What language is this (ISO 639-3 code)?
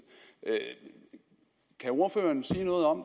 dan